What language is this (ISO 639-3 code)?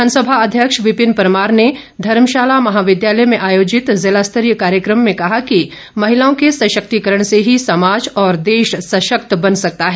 hin